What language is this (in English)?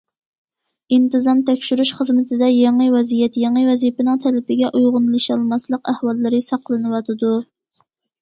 Uyghur